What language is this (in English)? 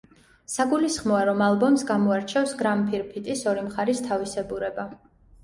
Georgian